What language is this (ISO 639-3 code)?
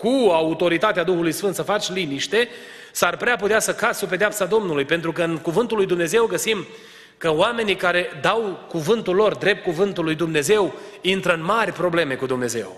ron